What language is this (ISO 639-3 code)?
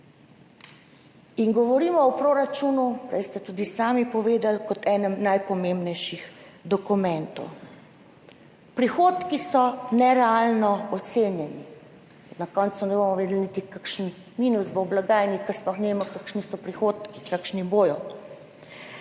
slv